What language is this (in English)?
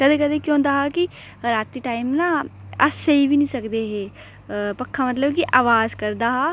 Dogri